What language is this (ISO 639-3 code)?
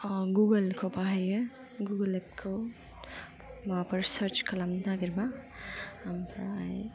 brx